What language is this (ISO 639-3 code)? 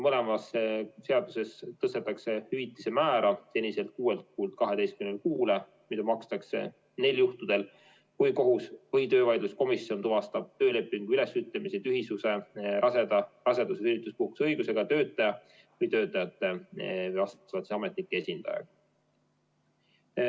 est